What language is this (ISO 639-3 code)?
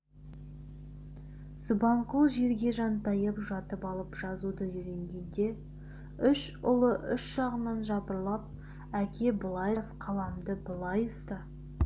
kaz